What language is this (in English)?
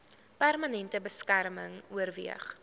Afrikaans